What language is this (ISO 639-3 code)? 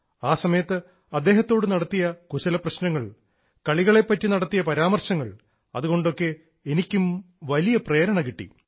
mal